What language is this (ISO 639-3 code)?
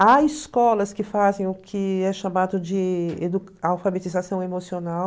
por